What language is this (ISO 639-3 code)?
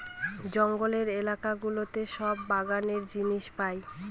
ben